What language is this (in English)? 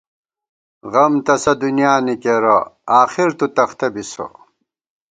Gawar-Bati